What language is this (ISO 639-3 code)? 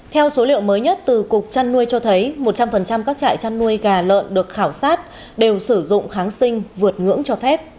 vie